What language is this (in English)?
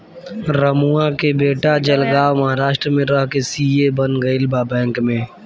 Bhojpuri